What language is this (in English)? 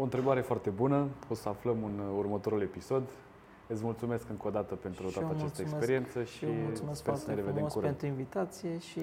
Romanian